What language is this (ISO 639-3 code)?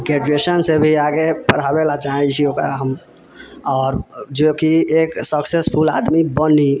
mai